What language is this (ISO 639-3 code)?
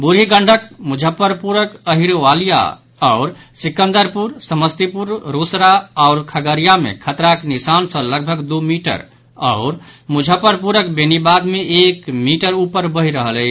mai